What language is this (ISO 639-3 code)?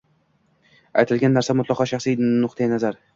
uzb